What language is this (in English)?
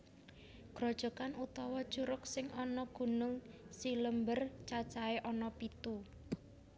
Javanese